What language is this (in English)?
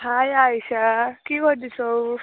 Nepali